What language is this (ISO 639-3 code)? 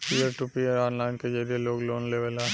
bho